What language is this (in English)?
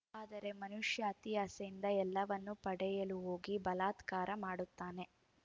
Kannada